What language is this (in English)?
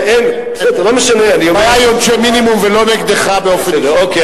Hebrew